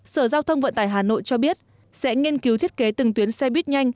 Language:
Vietnamese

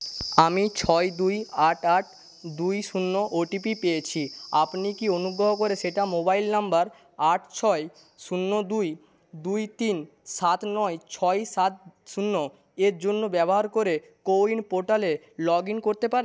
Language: Bangla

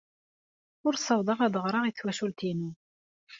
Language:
Kabyle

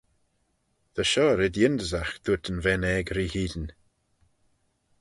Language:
Manx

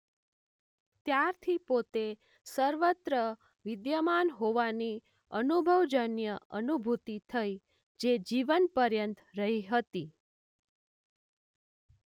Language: Gujarati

